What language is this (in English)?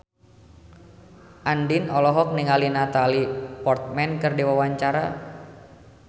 Sundanese